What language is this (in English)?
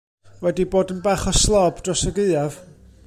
Welsh